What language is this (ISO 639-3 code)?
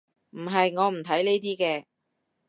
yue